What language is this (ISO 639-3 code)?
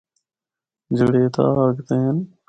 hno